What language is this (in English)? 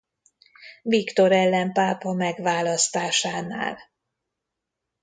Hungarian